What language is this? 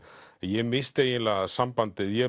Icelandic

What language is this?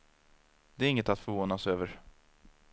Swedish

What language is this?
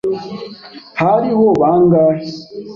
Kinyarwanda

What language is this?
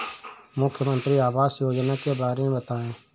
Hindi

